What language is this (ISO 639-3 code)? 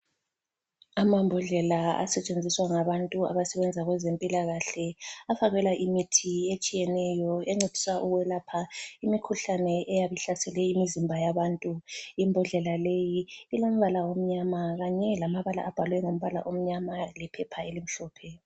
nde